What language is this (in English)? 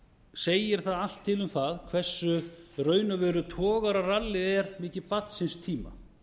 Icelandic